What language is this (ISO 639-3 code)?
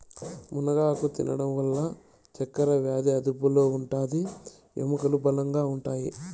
tel